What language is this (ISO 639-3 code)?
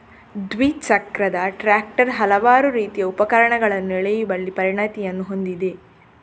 kan